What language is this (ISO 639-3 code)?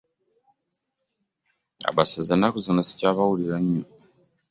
lug